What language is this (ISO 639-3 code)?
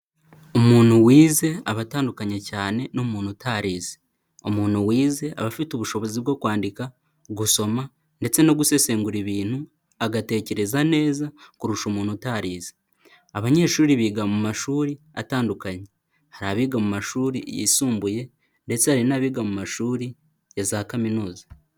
kin